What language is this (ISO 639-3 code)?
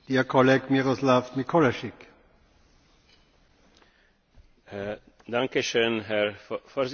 slk